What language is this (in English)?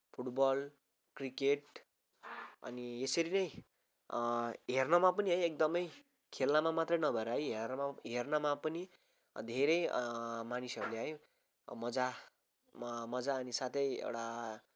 Nepali